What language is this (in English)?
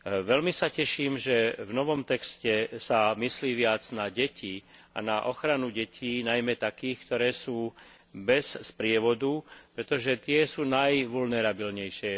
Slovak